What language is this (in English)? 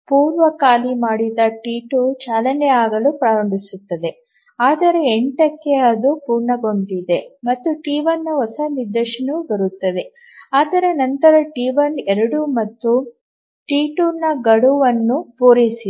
Kannada